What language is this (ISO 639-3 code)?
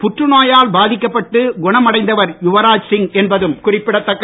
tam